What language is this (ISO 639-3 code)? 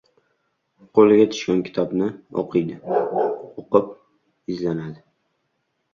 uzb